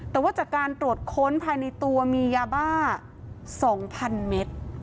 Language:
Thai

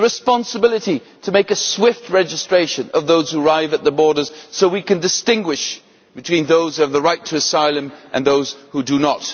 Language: English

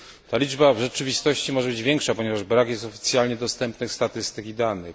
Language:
Polish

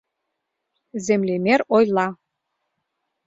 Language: Mari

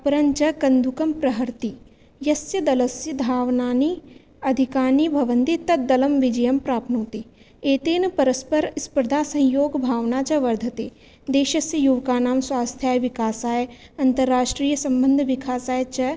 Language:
Sanskrit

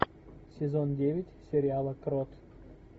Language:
Russian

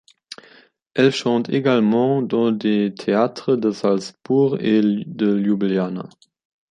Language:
French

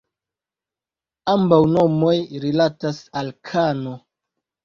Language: Esperanto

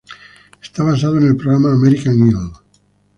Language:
Spanish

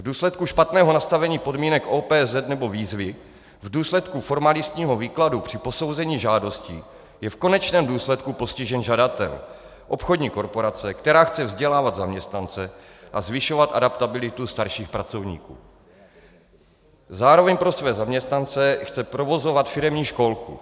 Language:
Czech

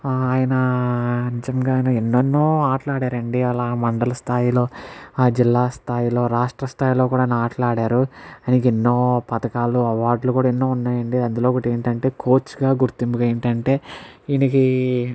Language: Telugu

